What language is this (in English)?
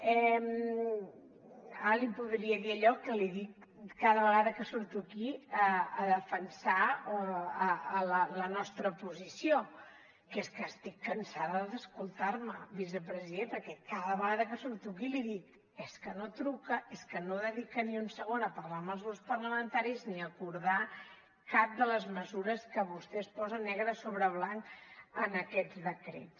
Catalan